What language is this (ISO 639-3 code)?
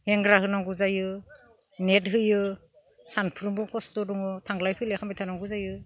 brx